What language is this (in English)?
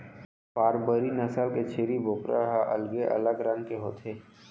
Chhattisgarhi